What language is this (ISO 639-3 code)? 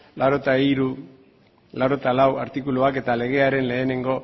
eus